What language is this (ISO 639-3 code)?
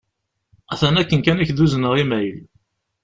kab